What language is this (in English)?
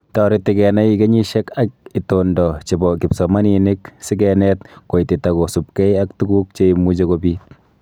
Kalenjin